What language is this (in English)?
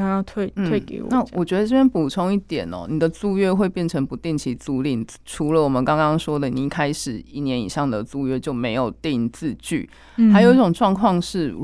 Chinese